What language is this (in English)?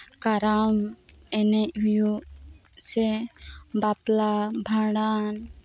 Santali